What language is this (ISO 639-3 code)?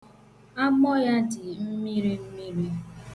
ibo